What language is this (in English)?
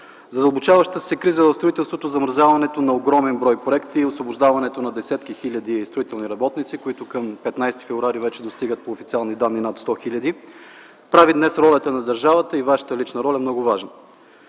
Bulgarian